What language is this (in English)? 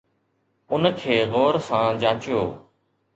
Sindhi